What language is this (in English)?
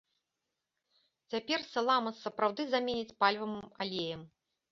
Belarusian